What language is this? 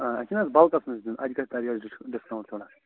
Kashmiri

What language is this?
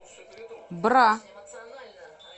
Russian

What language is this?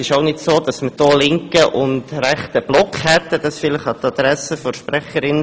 Swiss German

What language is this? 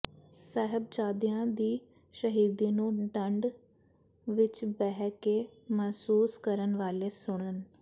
Punjabi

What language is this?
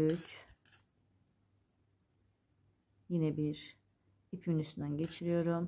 Turkish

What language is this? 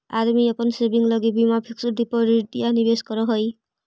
Magahi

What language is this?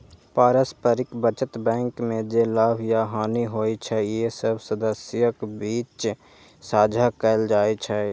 Maithili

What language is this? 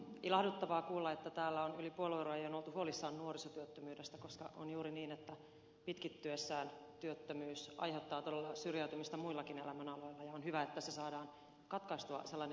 Finnish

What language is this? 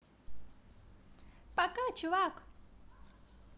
Russian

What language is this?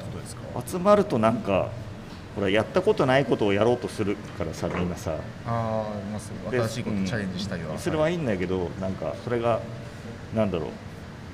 Japanese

